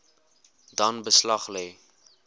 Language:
Afrikaans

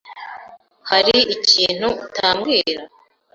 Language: Kinyarwanda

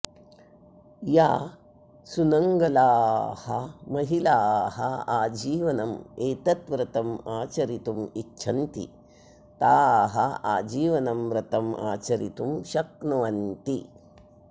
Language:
Sanskrit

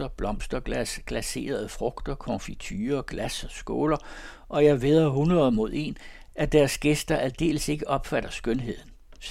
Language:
Danish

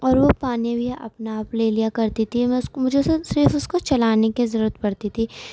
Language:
Urdu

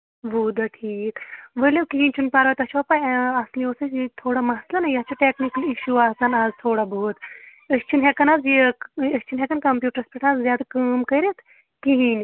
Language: Kashmiri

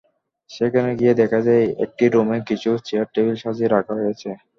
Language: Bangla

